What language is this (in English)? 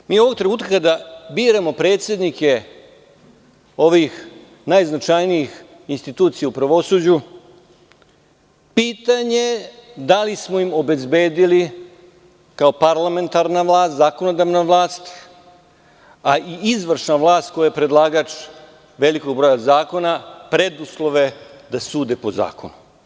Serbian